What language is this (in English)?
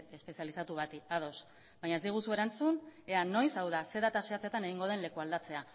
Basque